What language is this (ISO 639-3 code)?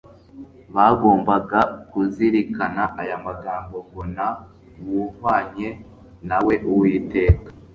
kin